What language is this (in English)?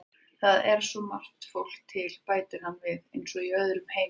Icelandic